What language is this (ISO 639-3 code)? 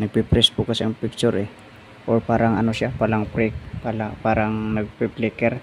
fil